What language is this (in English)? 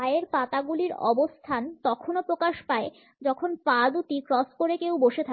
Bangla